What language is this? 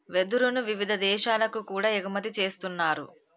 Telugu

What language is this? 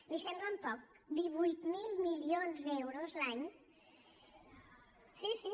Catalan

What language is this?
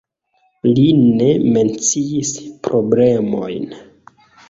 Esperanto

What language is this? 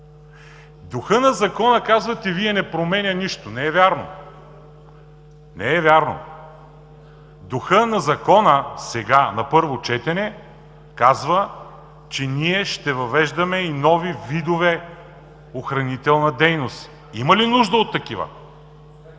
Bulgarian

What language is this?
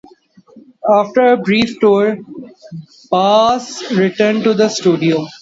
English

